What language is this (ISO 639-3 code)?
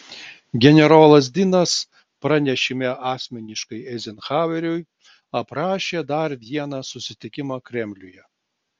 lit